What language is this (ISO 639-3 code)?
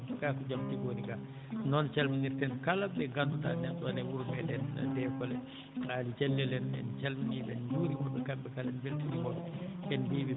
ful